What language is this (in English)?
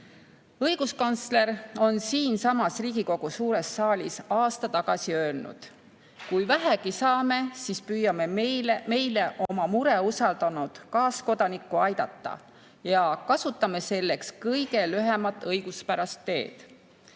Estonian